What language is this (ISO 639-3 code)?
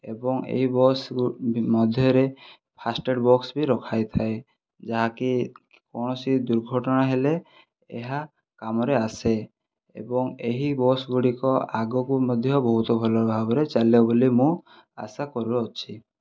ori